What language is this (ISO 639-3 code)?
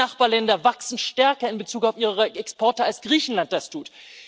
deu